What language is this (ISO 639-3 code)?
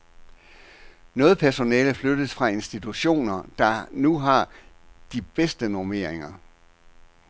dan